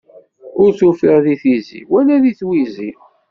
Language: Kabyle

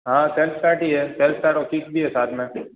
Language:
Hindi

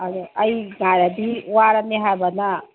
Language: Manipuri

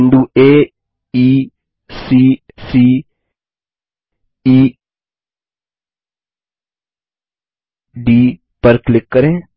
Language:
Hindi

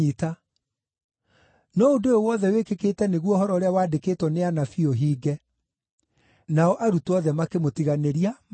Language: Kikuyu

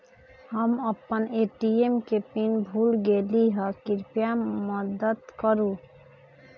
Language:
Magahi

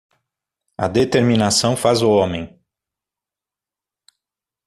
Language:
Portuguese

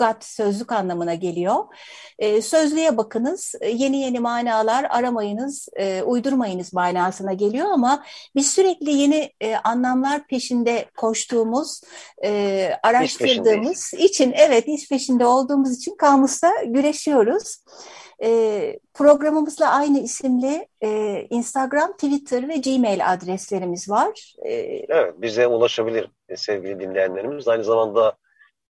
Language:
Turkish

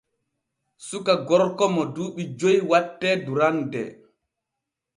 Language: Borgu Fulfulde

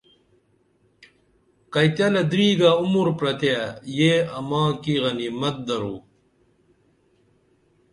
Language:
Dameli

